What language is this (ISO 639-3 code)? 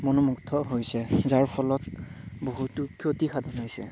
asm